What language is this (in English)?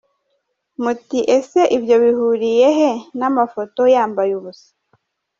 Kinyarwanda